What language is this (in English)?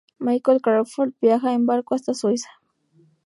Spanish